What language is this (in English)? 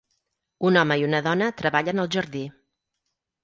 Catalan